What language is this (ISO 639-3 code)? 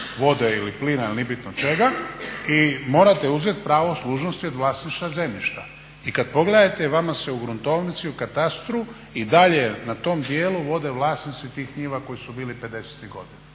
hrv